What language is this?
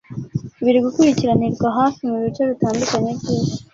Kinyarwanda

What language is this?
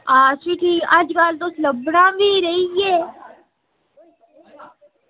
Dogri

